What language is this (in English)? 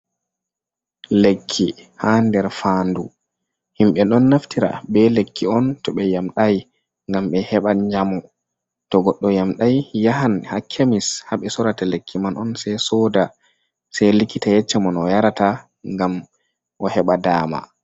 Fula